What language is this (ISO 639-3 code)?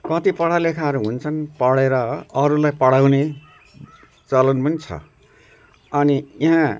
nep